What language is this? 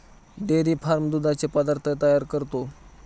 Marathi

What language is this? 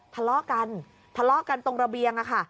Thai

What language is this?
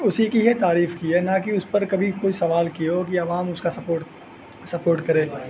Urdu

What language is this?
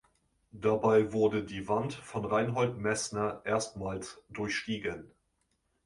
German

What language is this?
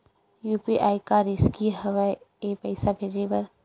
Chhattisgarhi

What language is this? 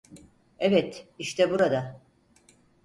Turkish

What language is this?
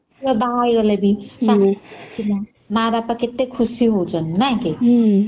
Odia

